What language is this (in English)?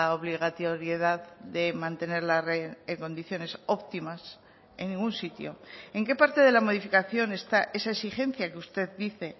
Spanish